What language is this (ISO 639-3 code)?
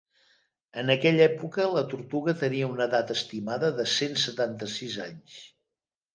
cat